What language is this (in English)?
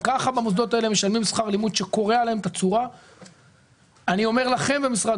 Hebrew